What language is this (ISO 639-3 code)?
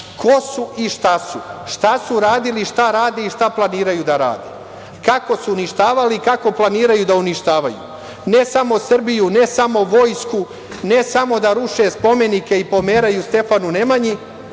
srp